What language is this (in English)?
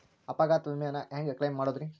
Kannada